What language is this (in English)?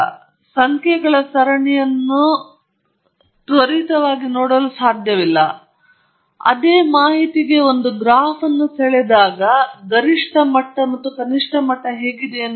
Kannada